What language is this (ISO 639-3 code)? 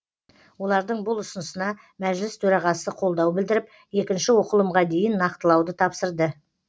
kaz